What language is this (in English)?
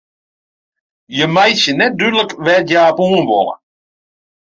Western Frisian